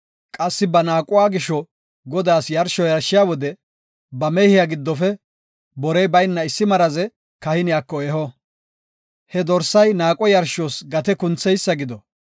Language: Gofa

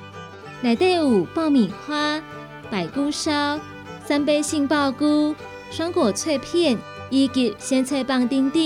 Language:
Chinese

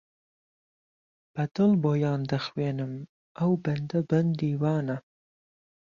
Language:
Central Kurdish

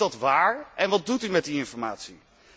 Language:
Dutch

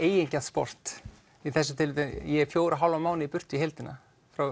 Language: Icelandic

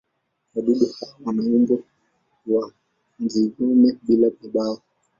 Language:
Swahili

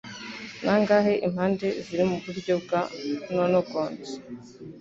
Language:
Kinyarwanda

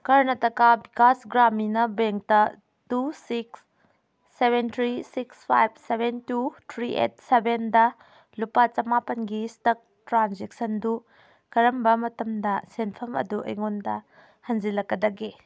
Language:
Manipuri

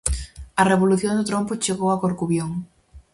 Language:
Galician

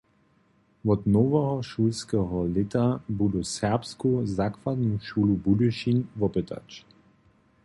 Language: Upper Sorbian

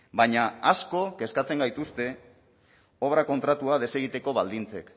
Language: Basque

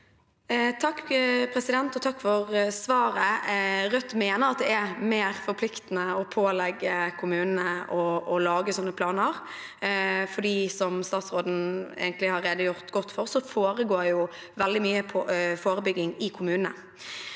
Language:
Norwegian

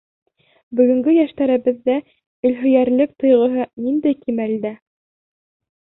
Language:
Bashkir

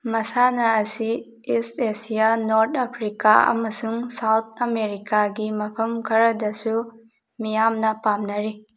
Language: Manipuri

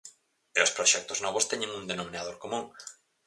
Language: Galician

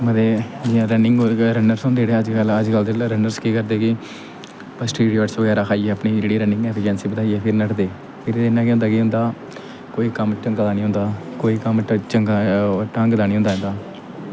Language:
Dogri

